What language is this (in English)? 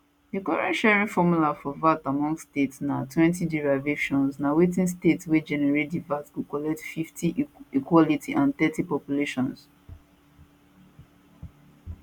Nigerian Pidgin